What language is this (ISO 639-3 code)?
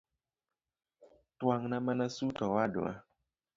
luo